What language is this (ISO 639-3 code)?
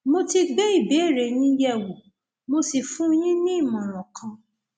yor